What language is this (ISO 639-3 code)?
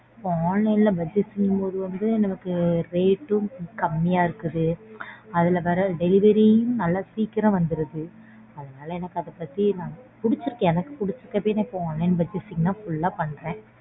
tam